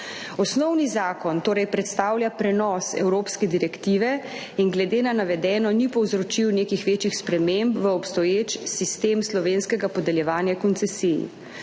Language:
Slovenian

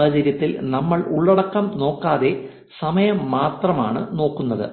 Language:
Malayalam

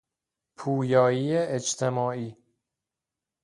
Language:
Persian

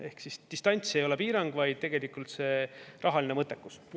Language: Estonian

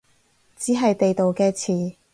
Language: Cantonese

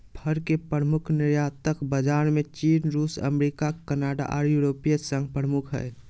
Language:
Magahi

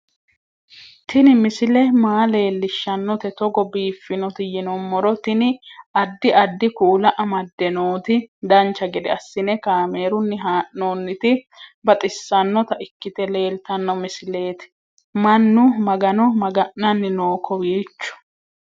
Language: Sidamo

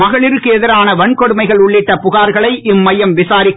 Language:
Tamil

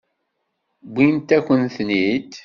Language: Kabyle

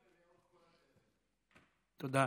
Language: Hebrew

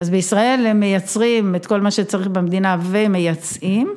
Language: Hebrew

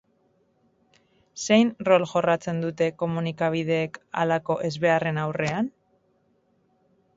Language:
Basque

